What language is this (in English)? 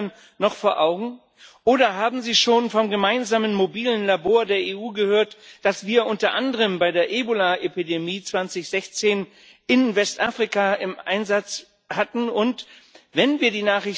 German